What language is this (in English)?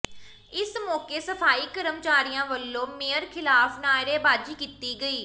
Punjabi